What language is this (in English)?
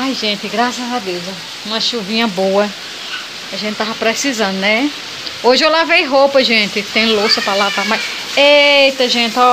Portuguese